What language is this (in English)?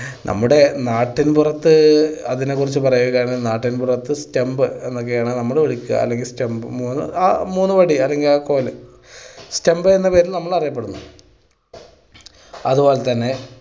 Malayalam